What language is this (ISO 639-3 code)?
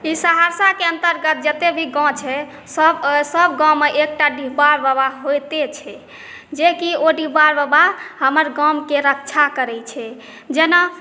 mai